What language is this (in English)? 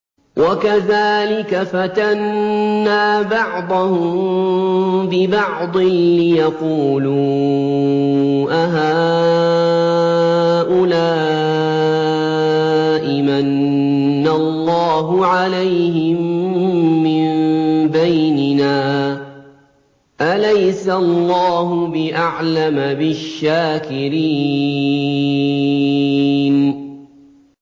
Arabic